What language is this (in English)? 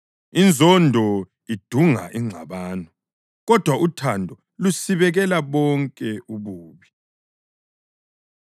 North Ndebele